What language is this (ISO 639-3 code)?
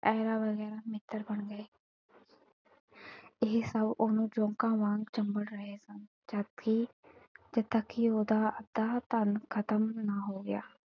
pan